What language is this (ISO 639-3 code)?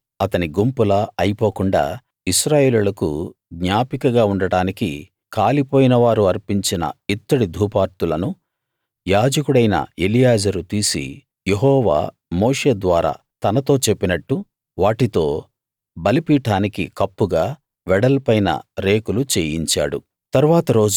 tel